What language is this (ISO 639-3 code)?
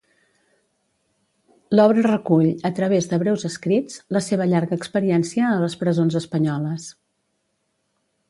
cat